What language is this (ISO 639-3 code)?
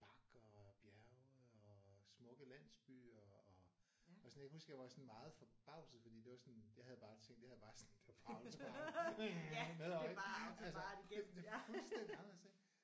dan